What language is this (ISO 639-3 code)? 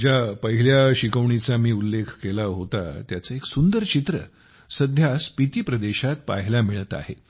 mar